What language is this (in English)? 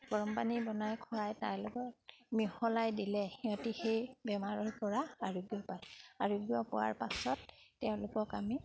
Assamese